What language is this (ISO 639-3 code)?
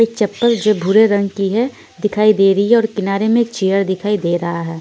hin